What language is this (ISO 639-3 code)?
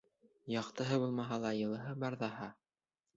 bak